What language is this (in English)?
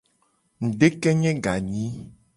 Gen